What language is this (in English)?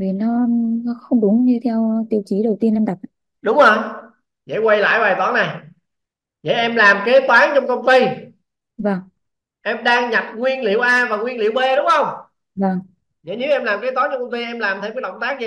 Vietnamese